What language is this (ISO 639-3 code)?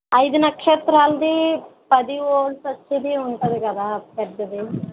tel